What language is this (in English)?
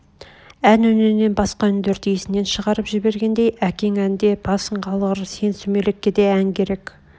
Kazakh